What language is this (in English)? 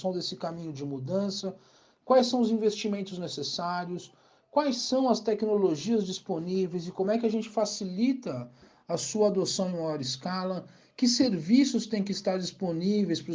Portuguese